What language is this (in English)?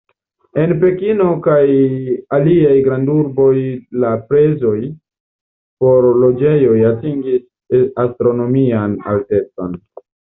Esperanto